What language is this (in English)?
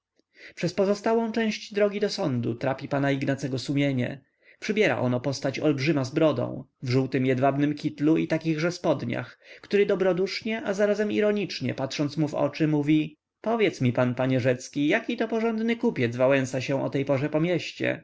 Polish